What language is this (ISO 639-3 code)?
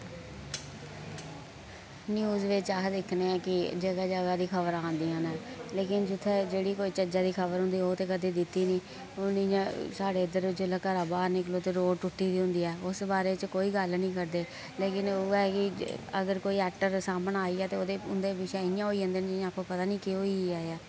doi